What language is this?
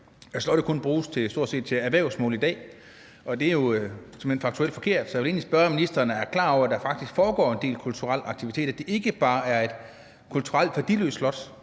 Danish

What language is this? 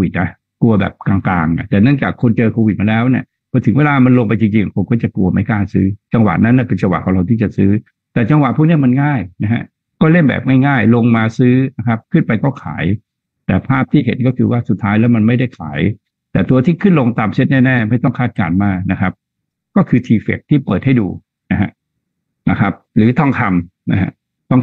Thai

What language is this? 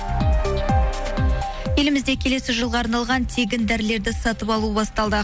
Kazakh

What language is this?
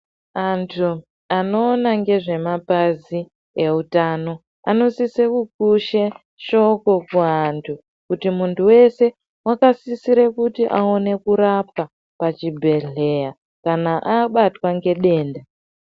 Ndau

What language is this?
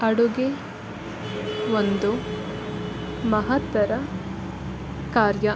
Kannada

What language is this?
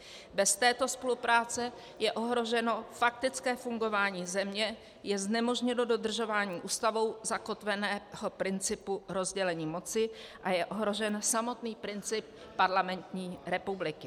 Czech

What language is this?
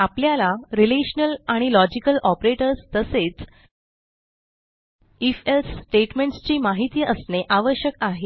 Marathi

